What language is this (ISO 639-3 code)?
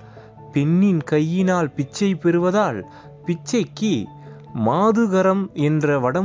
tam